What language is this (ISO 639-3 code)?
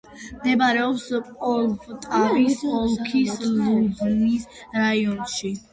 kat